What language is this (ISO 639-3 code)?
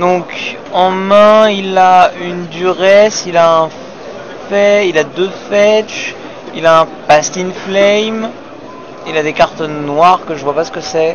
fra